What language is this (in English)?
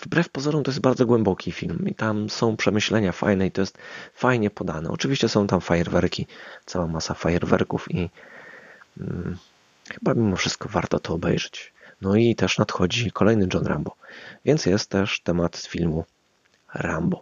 Polish